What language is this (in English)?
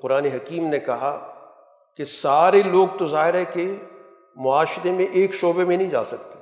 Urdu